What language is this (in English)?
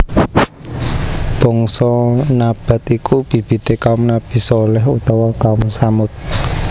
Javanese